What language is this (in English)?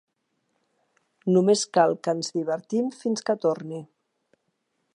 Catalan